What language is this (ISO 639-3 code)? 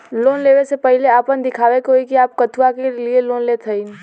bho